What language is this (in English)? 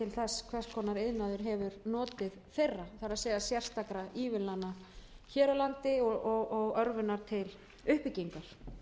Icelandic